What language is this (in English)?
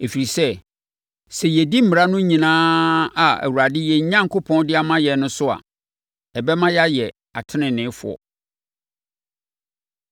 Akan